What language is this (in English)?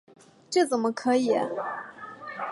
Chinese